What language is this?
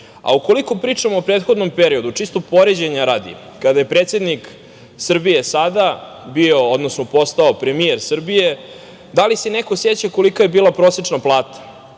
Serbian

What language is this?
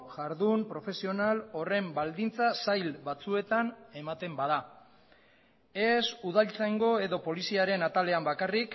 Basque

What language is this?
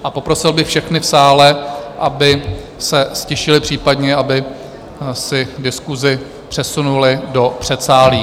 Czech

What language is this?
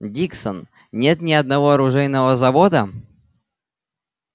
Russian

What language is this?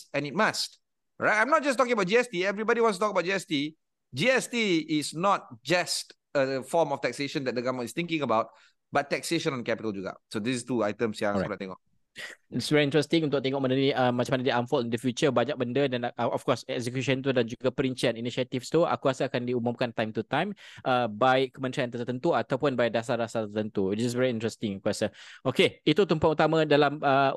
Malay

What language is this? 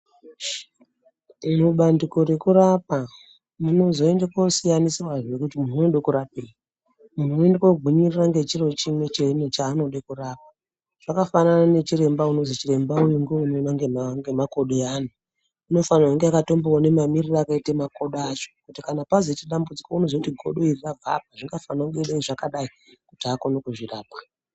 Ndau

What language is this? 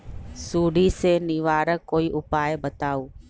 Magahi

